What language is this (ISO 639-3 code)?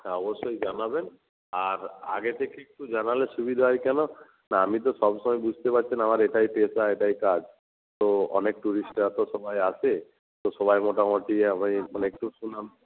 ben